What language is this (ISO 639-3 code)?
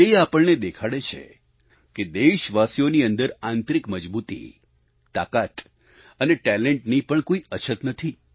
guj